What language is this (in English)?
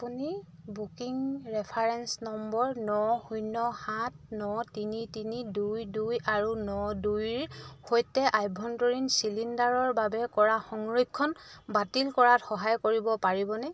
Assamese